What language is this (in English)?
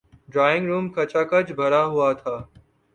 Urdu